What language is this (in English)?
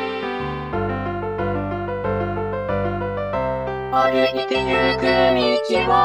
Japanese